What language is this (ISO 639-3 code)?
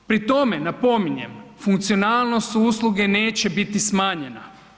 hrv